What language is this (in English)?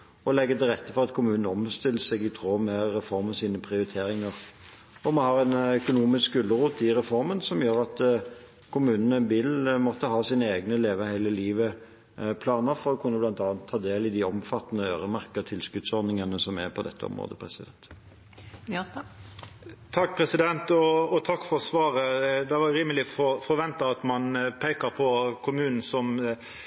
Norwegian